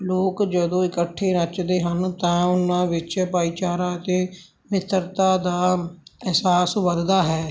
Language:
Punjabi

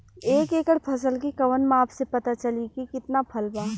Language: Bhojpuri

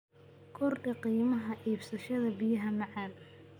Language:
Somali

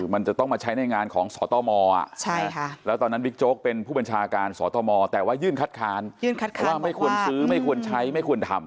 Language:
Thai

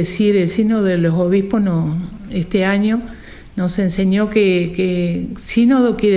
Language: Spanish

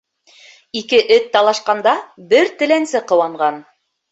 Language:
Bashkir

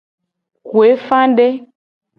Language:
Gen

